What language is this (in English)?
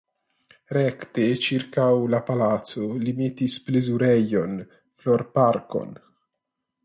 Esperanto